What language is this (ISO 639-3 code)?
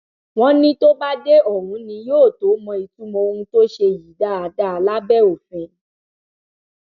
yor